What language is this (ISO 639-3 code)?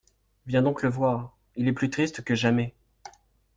fra